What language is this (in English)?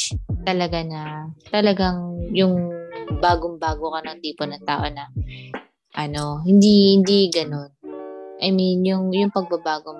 Filipino